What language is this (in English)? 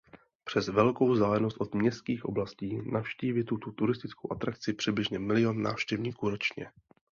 Czech